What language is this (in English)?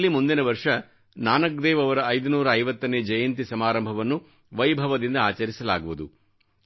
Kannada